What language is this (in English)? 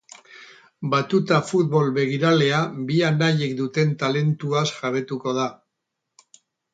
Basque